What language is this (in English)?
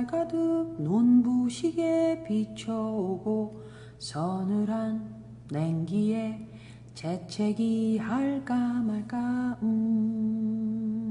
Korean